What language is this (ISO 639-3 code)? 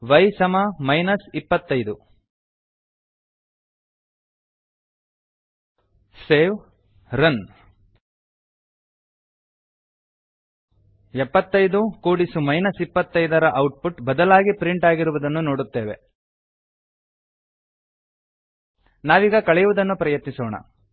kan